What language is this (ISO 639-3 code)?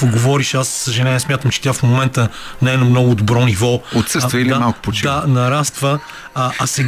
bul